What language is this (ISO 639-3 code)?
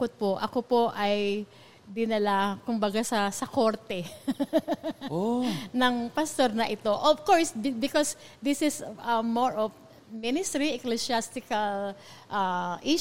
fil